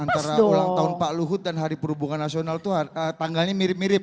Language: Indonesian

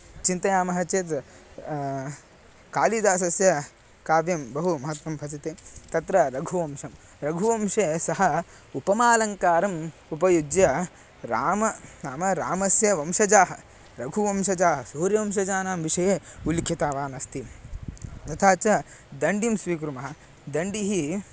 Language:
Sanskrit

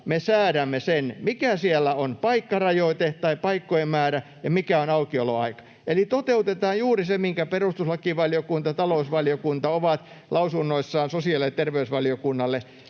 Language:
Finnish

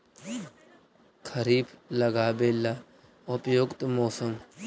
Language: Magahi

